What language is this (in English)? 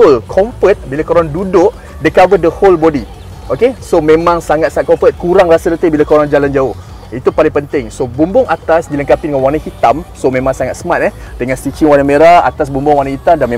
Malay